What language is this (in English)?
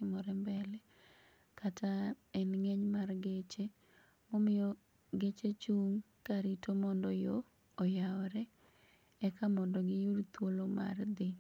Luo (Kenya and Tanzania)